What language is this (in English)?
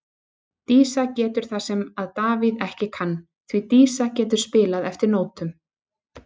Icelandic